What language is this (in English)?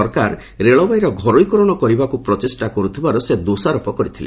Odia